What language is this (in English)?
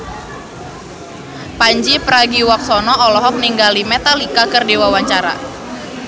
Sundanese